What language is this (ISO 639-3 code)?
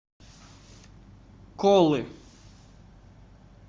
rus